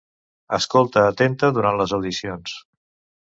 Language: Catalan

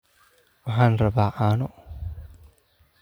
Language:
Somali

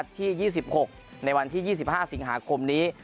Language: Thai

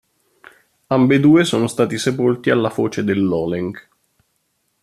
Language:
Italian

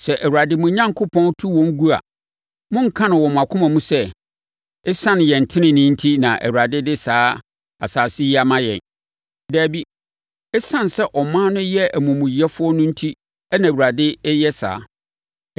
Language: Akan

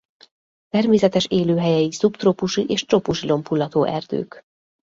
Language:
Hungarian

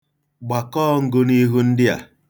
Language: Igbo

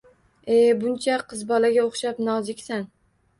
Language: Uzbek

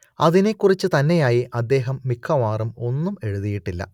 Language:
Malayalam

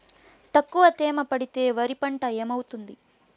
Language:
Telugu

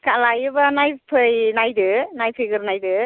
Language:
Bodo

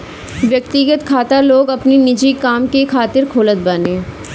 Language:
Bhojpuri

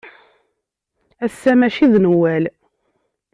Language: Kabyle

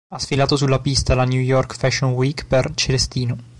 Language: Italian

